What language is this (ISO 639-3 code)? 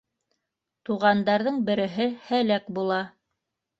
bak